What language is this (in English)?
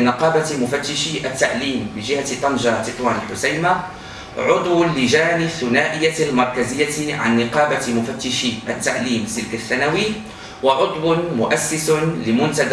Arabic